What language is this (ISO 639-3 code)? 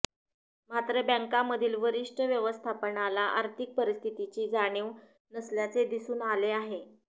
mar